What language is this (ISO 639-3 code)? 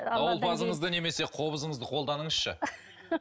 kaz